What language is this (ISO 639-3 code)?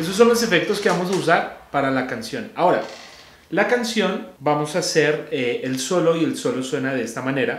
spa